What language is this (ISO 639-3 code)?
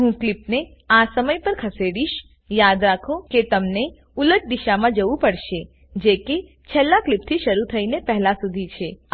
guj